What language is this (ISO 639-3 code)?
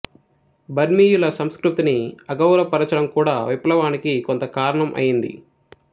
tel